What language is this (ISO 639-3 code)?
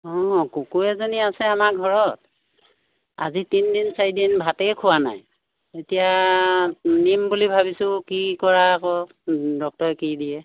asm